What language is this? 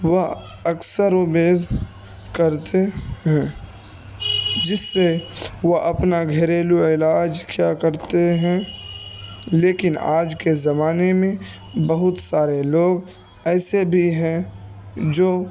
Urdu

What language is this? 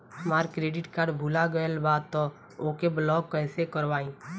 Bhojpuri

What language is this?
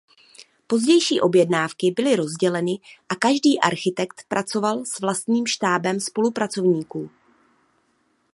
Czech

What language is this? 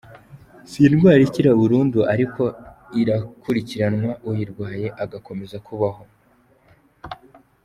Kinyarwanda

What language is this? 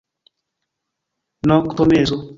Esperanto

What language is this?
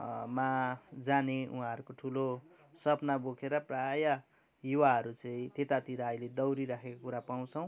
Nepali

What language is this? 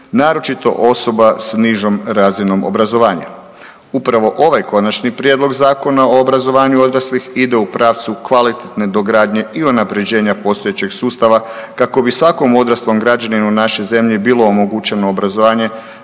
Croatian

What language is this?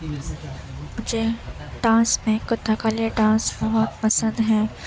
Urdu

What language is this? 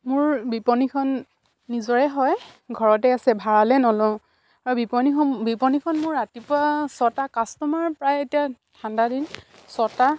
Assamese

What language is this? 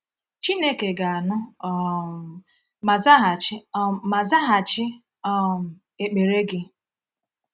Igbo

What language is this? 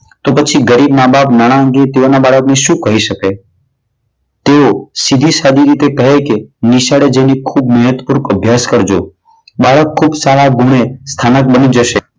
Gujarati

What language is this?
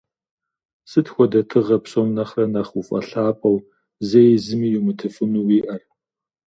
Kabardian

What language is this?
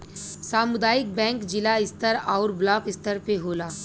Bhojpuri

